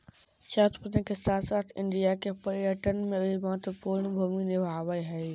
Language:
Magahi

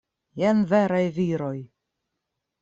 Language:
Esperanto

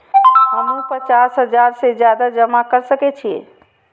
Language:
Maithili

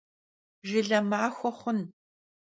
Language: Kabardian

